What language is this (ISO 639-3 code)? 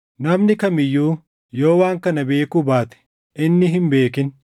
orm